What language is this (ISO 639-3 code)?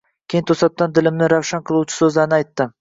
uzb